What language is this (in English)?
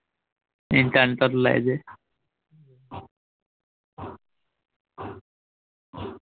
Assamese